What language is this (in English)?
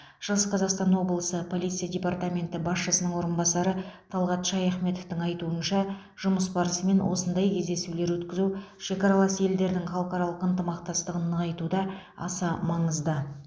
Kazakh